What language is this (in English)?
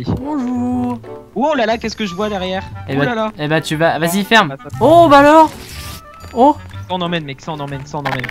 French